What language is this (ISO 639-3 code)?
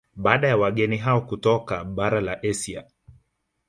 swa